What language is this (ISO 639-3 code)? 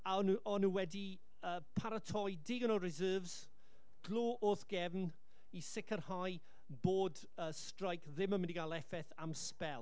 cym